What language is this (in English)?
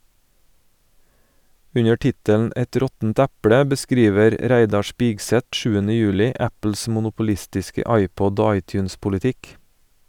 Norwegian